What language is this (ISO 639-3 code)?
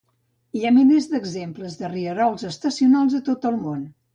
cat